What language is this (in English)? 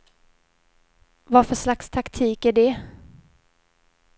Swedish